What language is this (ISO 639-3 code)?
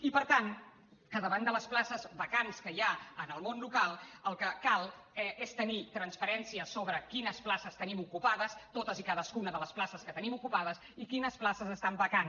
cat